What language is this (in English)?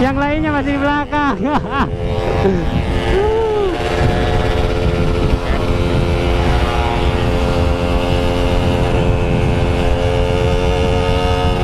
Indonesian